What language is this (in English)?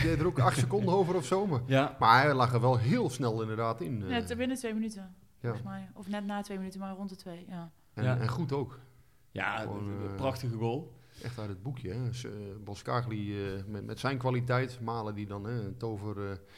Dutch